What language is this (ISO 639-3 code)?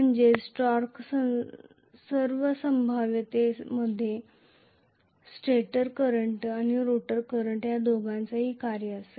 mar